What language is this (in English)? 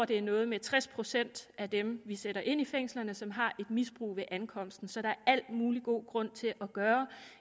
Danish